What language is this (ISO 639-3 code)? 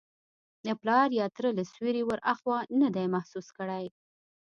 pus